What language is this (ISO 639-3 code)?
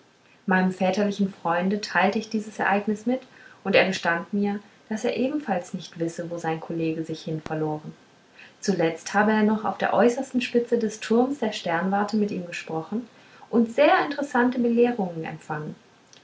deu